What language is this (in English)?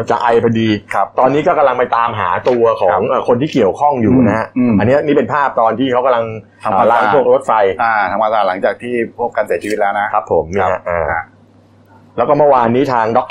Thai